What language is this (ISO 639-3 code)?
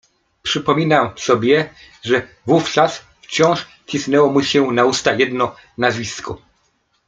pol